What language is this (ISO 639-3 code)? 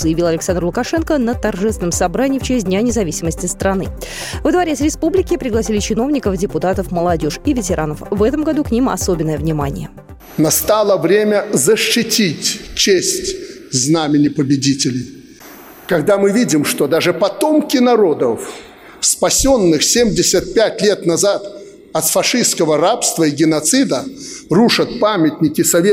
rus